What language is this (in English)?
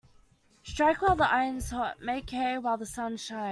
English